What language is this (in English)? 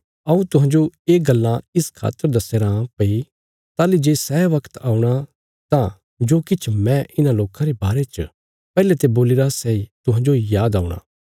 Bilaspuri